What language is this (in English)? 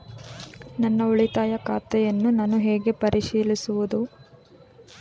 Kannada